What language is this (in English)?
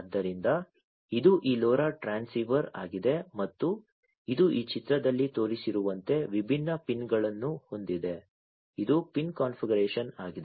Kannada